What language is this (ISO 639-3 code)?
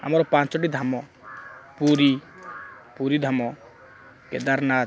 ori